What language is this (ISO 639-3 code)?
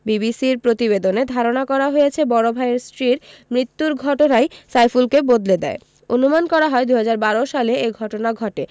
ben